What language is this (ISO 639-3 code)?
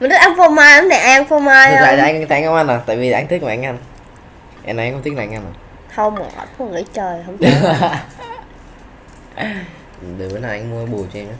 vie